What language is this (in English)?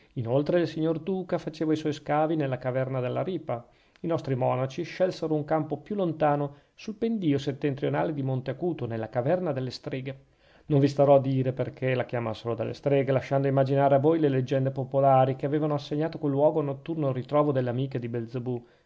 Italian